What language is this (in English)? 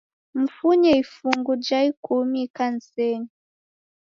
Taita